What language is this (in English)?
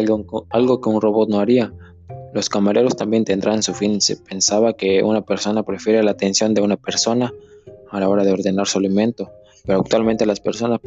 Spanish